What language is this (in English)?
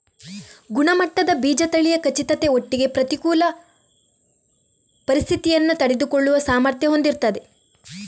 Kannada